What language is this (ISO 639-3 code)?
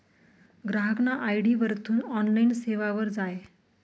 mar